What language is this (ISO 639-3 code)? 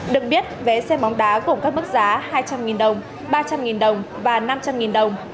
vie